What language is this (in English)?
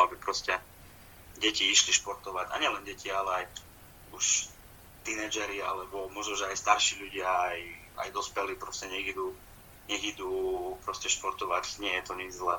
Slovak